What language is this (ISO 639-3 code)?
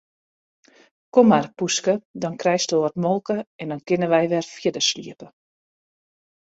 fry